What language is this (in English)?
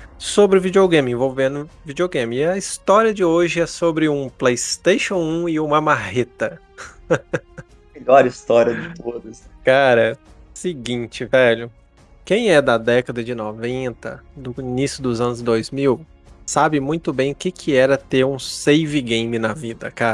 Portuguese